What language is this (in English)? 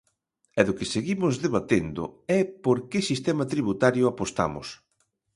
Galician